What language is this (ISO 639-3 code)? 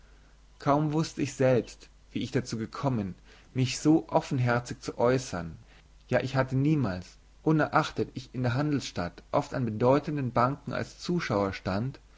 deu